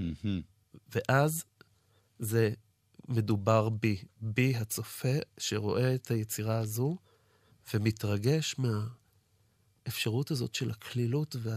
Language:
Hebrew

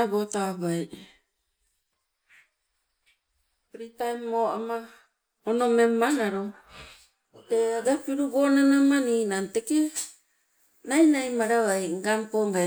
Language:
Sibe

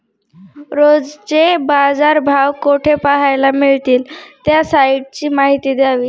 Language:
Marathi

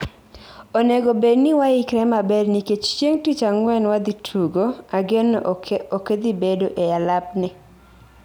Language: Luo (Kenya and Tanzania)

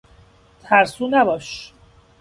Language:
Persian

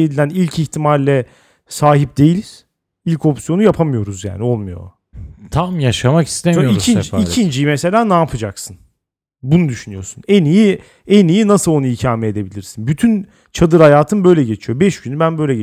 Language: Turkish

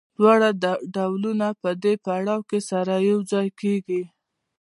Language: Pashto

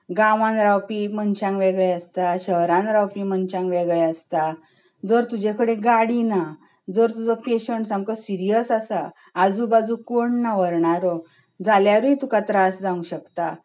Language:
Konkani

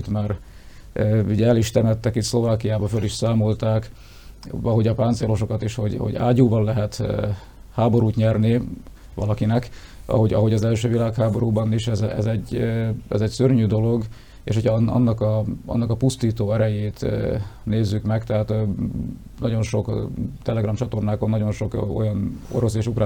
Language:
Hungarian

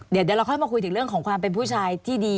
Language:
Thai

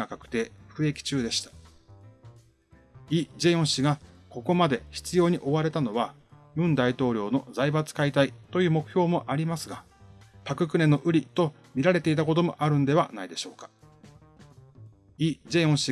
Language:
Japanese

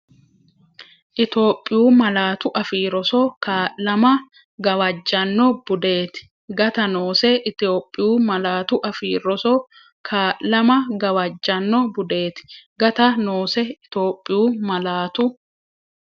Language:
Sidamo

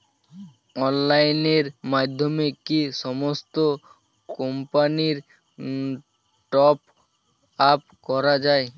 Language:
Bangla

